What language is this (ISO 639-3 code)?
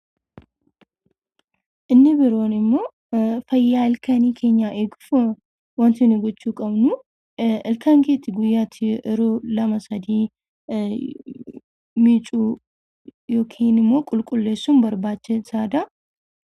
orm